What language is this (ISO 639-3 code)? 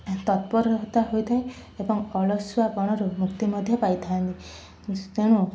ori